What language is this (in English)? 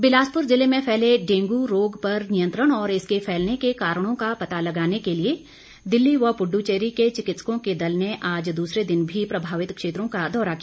Hindi